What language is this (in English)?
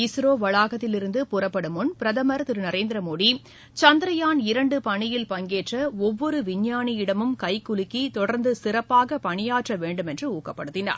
Tamil